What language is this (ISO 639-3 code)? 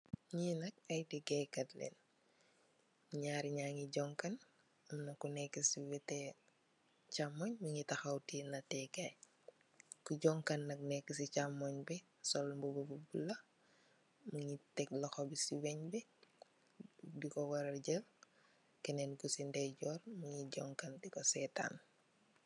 wol